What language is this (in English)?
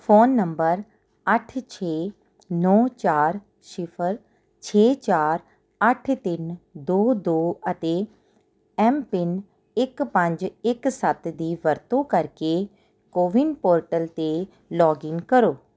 Punjabi